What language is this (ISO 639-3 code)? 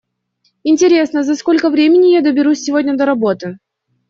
rus